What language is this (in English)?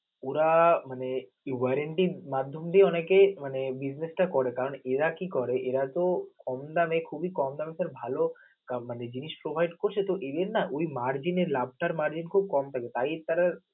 Bangla